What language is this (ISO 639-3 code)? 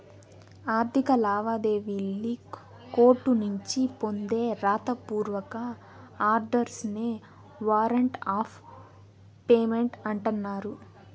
tel